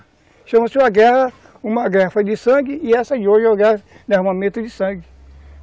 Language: Portuguese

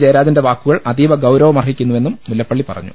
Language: Malayalam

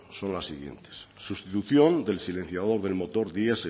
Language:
Spanish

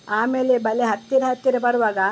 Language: Kannada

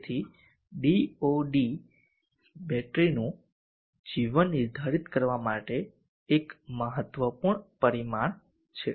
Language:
Gujarati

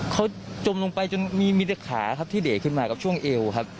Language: Thai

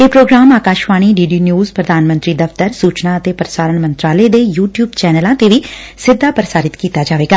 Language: Punjabi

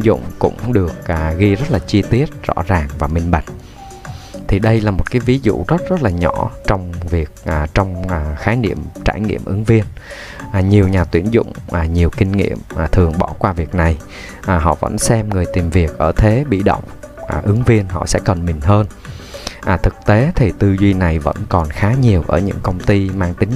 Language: Vietnamese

